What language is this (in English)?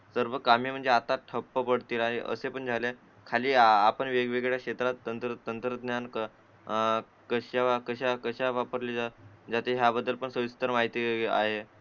Marathi